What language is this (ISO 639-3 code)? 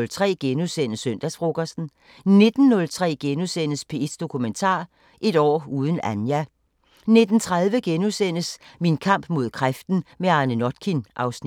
dan